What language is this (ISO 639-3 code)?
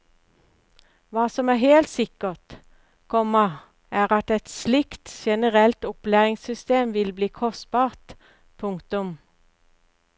nor